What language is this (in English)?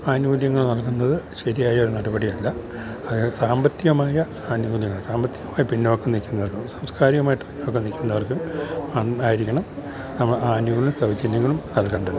Malayalam